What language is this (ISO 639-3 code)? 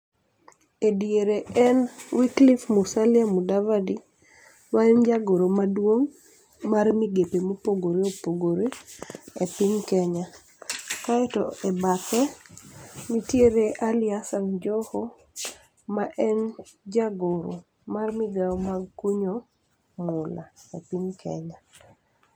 luo